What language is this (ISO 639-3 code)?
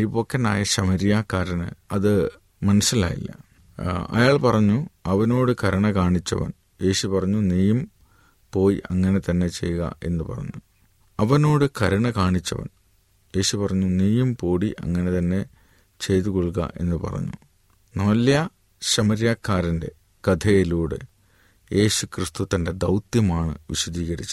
mal